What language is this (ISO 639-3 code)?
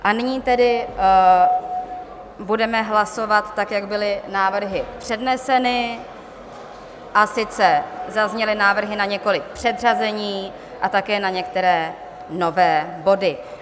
ces